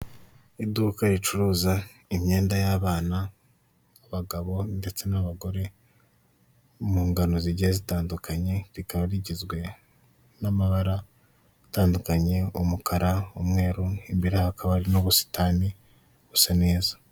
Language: Kinyarwanda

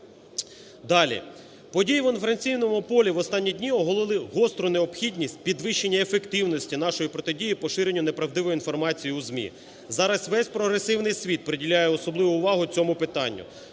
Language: Ukrainian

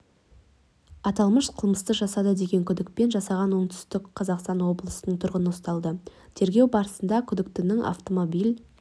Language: Kazakh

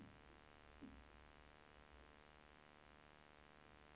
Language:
Swedish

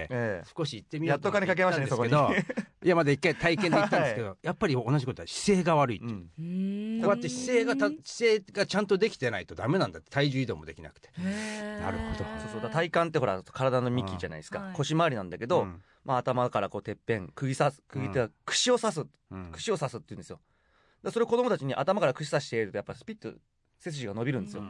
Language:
Japanese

